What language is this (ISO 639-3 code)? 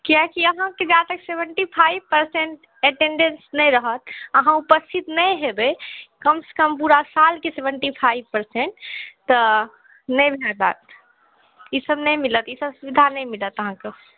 mai